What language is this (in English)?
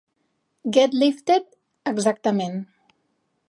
Catalan